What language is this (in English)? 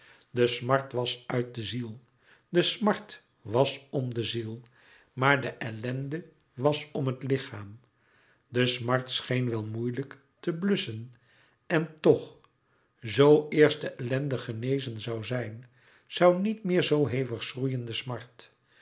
Dutch